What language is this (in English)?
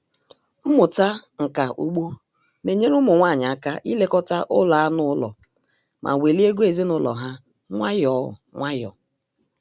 Igbo